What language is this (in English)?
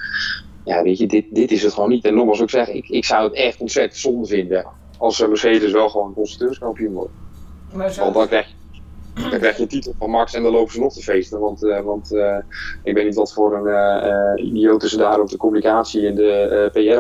Dutch